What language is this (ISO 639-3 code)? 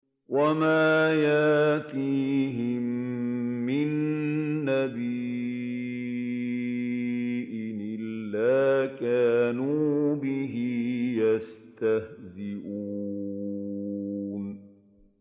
ara